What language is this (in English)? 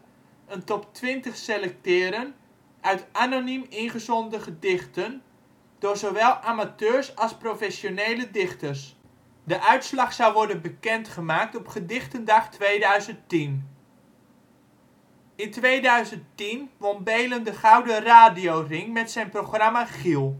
Dutch